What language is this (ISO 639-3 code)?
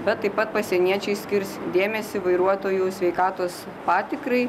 lit